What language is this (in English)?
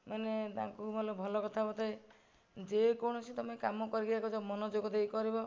Odia